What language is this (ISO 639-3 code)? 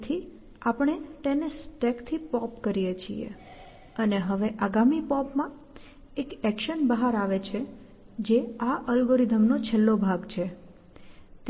guj